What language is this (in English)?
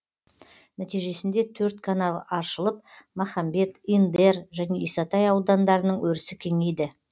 Kazakh